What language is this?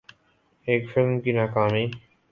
Urdu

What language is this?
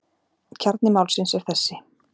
Icelandic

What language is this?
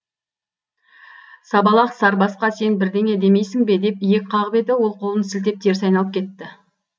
Kazakh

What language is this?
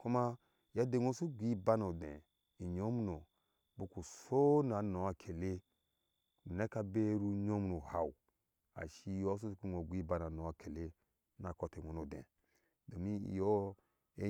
Ashe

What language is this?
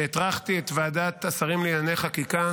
Hebrew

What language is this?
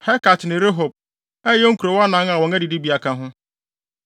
Akan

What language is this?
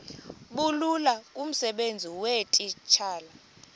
Xhosa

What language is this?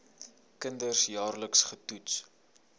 Afrikaans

